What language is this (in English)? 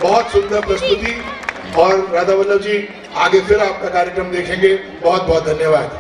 Hindi